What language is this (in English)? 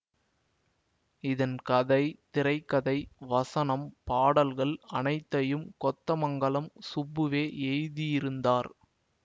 Tamil